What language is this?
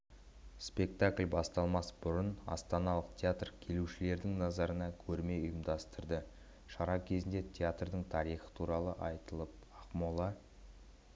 Kazakh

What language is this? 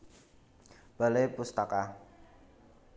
Javanese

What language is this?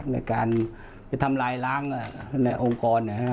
Thai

